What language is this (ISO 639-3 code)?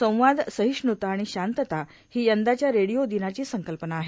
mar